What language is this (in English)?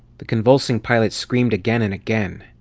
English